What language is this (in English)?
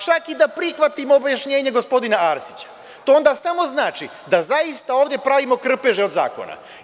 Serbian